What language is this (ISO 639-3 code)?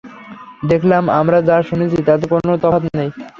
ben